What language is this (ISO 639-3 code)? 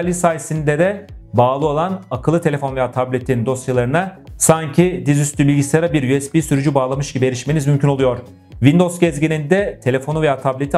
tur